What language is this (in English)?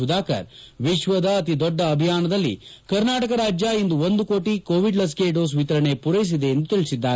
Kannada